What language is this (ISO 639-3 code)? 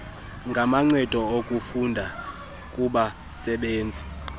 xho